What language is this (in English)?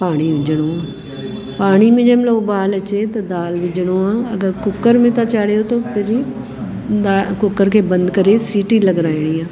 Sindhi